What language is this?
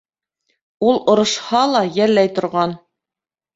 Bashkir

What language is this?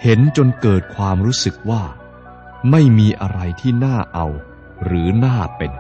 Thai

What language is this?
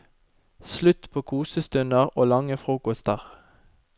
Norwegian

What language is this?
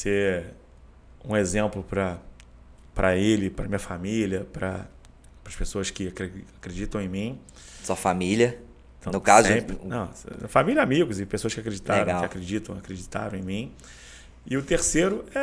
Portuguese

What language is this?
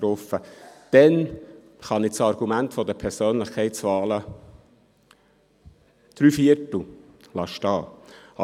Swiss German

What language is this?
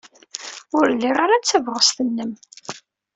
Kabyle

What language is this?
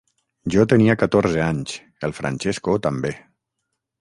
Catalan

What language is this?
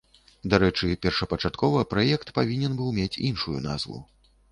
Belarusian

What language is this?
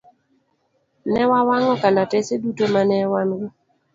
Luo (Kenya and Tanzania)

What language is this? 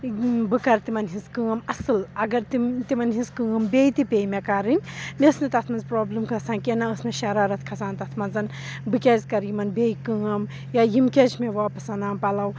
Kashmiri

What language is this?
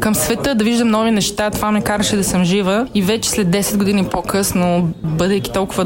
Bulgarian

